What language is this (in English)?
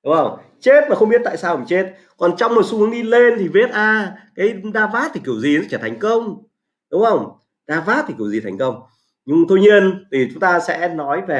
Vietnamese